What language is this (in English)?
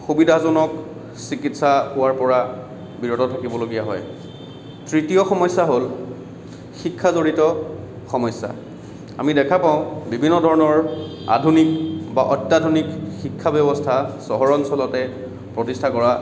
Assamese